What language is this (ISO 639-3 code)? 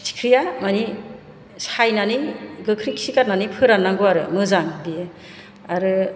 brx